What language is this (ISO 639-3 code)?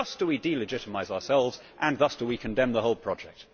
eng